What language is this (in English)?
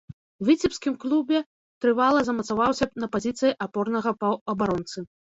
Belarusian